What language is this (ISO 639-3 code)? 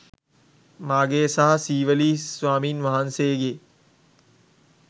sin